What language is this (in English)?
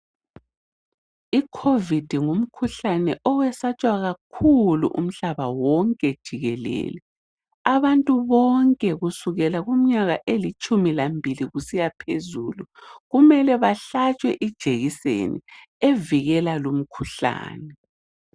North Ndebele